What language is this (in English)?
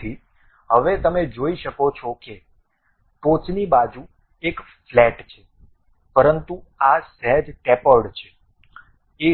Gujarati